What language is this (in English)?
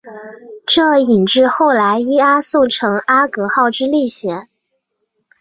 Chinese